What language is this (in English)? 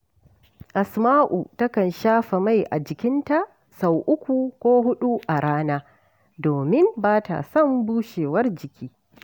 Hausa